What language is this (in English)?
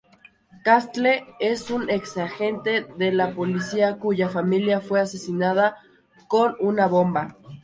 Spanish